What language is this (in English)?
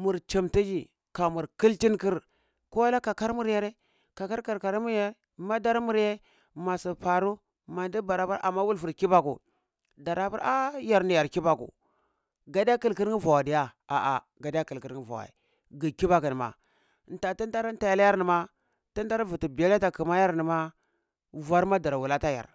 Cibak